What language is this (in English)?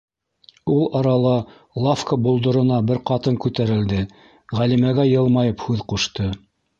Bashkir